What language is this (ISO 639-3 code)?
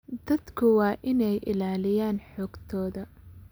som